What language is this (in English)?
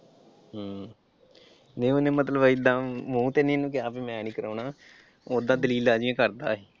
Punjabi